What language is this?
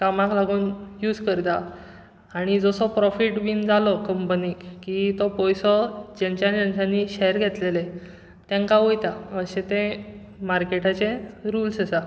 Konkani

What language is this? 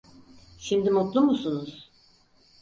Turkish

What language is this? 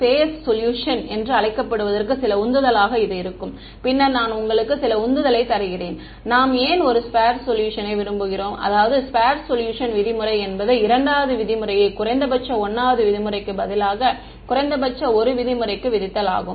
Tamil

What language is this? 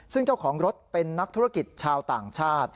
Thai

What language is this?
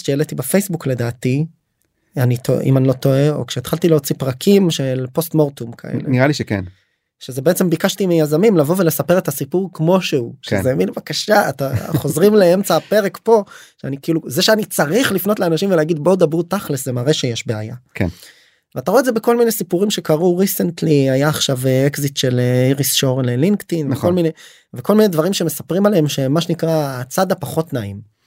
Hebrew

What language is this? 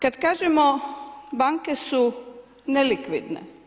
Croatian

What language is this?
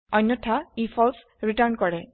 Assamese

